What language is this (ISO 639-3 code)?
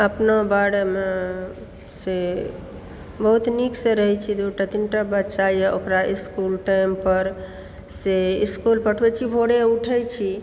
mai